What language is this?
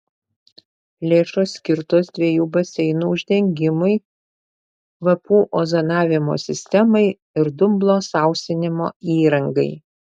Lithuanian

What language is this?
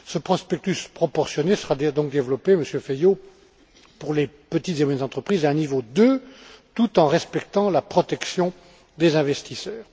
French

